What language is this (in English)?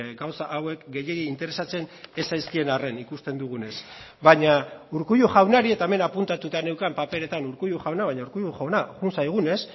Basque